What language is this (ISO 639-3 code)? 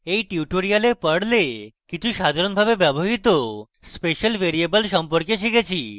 ben